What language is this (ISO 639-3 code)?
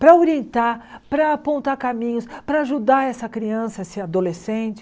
por